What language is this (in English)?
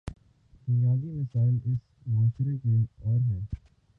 Urdu